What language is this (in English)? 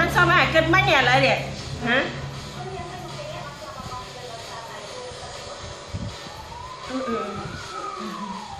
Vietnamese